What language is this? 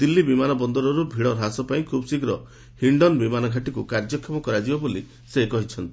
Odia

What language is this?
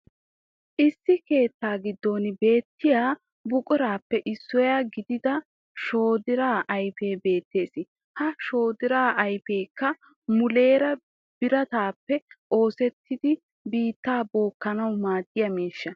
Wolaytta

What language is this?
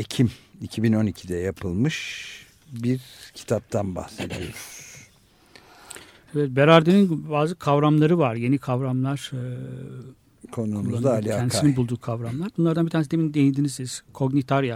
Turkish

